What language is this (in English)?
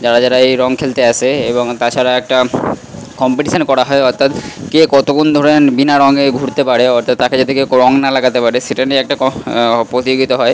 Bangla